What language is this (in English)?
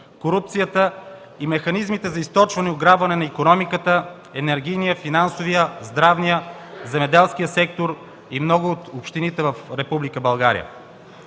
Bulgarian